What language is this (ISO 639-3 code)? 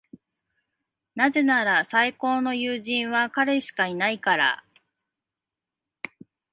jpn